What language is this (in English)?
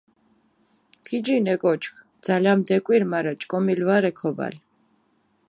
Mingrelian